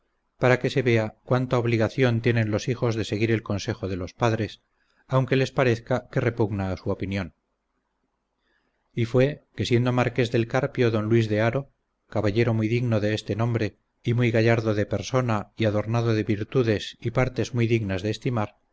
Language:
Spanish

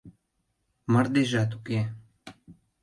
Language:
Mari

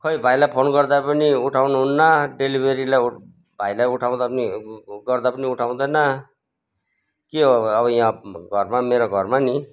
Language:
Nepali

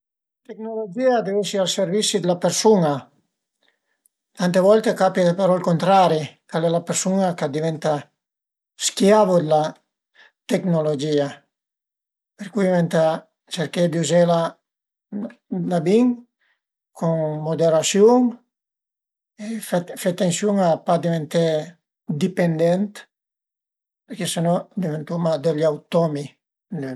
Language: Piedmontese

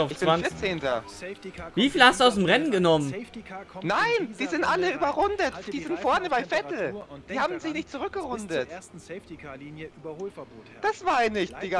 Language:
German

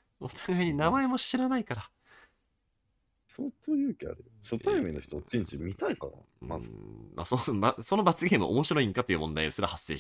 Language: Japanese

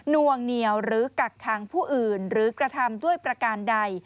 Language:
Thai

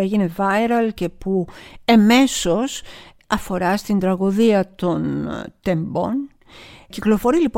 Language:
Greek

